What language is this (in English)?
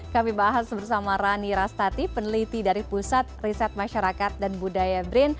Indonesian